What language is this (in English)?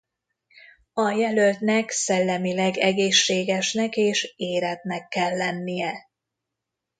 Hungarian